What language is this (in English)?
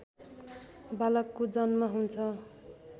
Nepali